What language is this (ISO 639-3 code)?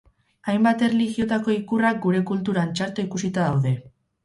eus